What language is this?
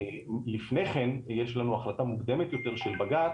Hebrew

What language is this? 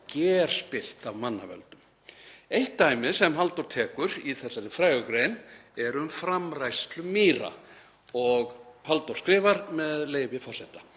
Icelandic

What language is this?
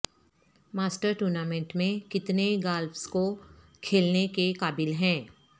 Urdu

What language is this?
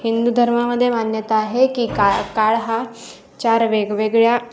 Marathi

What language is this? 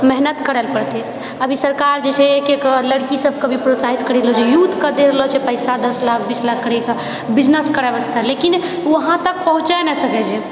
Maithili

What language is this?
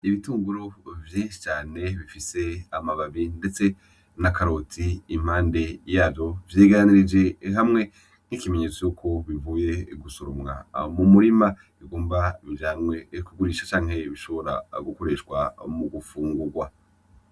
Rundi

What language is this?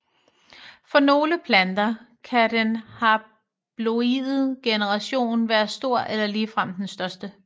Danish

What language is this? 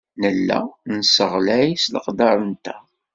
Kabyle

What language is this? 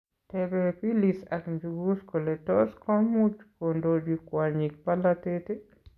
Kalenjin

